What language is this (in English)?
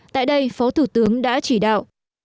Vietnamese